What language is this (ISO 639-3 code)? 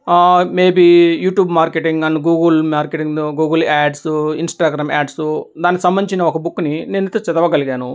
tel